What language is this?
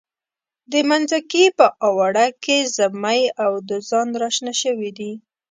Pashto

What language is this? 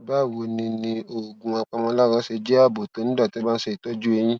Yoruba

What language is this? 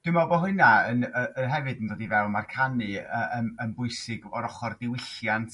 Welsh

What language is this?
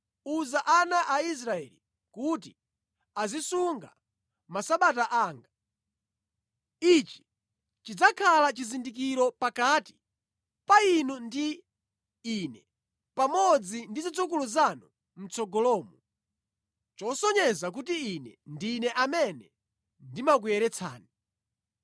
Nyanja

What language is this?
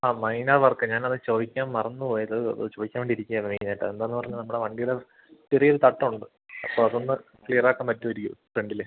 Malayalam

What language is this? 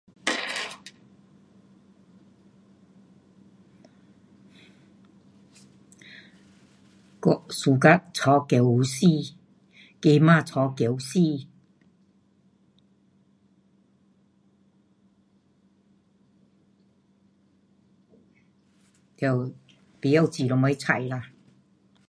Pu-Xian Chinese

